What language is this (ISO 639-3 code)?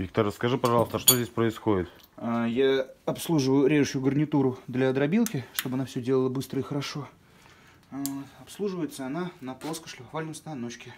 rus